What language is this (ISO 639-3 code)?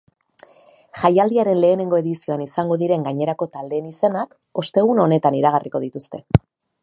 eus